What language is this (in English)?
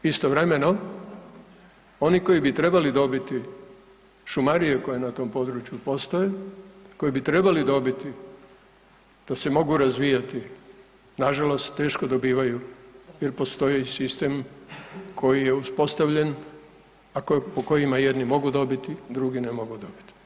Croatian